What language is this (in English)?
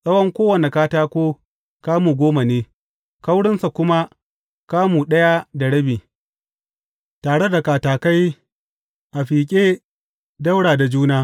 Hausa